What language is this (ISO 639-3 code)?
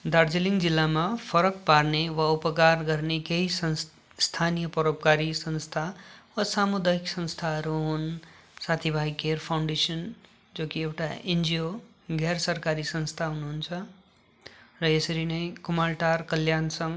nep